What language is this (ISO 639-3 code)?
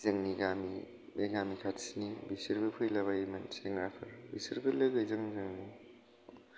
brx